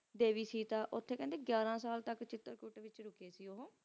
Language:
Punjabi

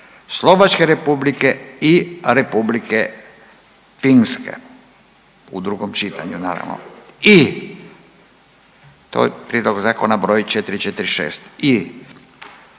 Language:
Croatian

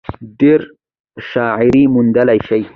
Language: Pashto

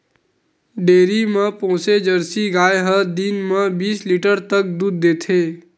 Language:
Chhattisgarhi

